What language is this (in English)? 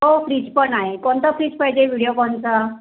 Marathi